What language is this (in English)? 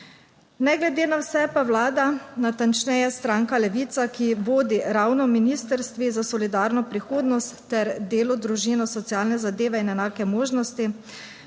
Slovenian